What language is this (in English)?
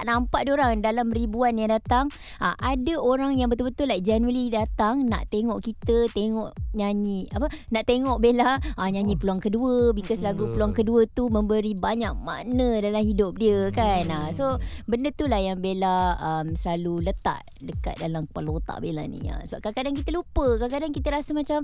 Malay